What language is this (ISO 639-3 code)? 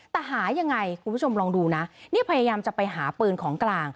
tha